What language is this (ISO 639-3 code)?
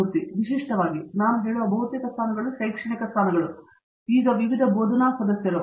kan